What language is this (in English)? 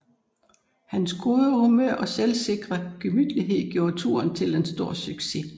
Danish